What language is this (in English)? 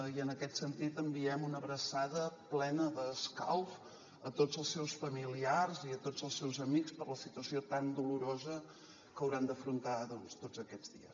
Catalan